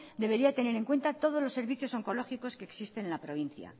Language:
Spanish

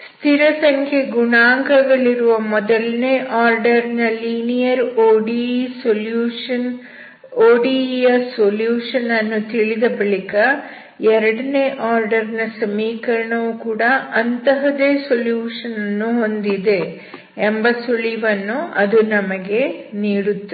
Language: Kannada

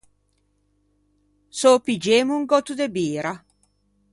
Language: Ligurian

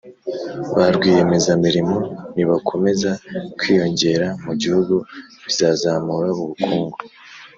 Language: Kinyarwanda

